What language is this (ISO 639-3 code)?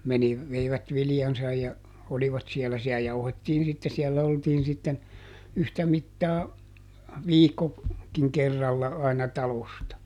fin